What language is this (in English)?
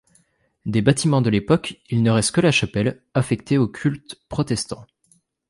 French